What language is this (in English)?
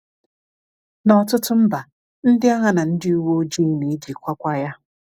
Igbo